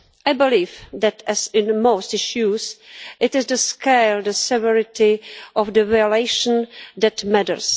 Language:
English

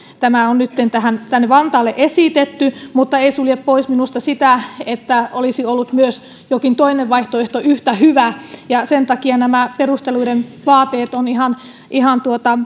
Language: Finnish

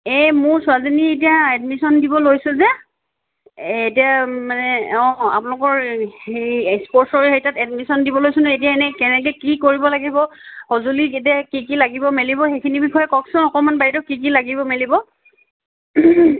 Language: Assamese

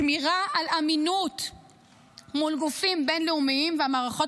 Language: Hebrew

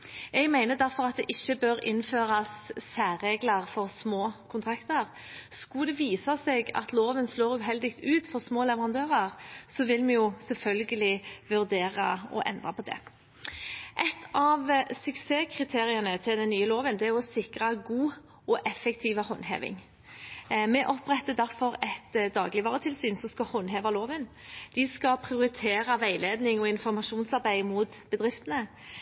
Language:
Norwegian Bokmål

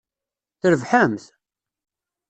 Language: Kabyle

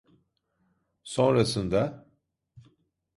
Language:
Turkish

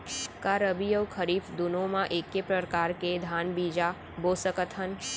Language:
Chhattisgarhi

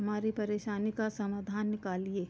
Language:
Hindi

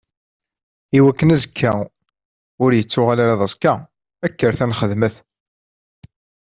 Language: Kabyle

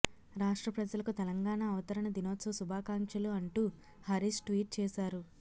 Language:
Telugu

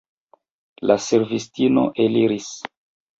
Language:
Esperanto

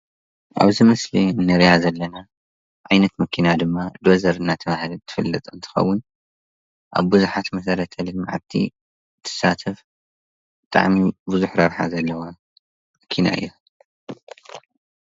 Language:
Tigrinya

